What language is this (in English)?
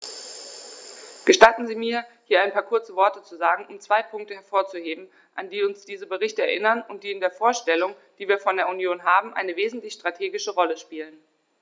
German